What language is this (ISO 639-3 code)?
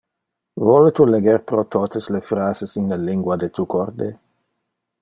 ina